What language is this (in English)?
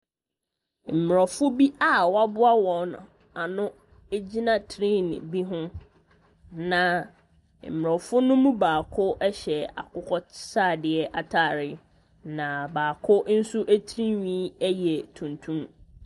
Akan